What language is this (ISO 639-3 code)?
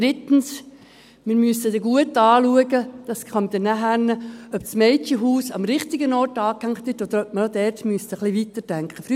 gsw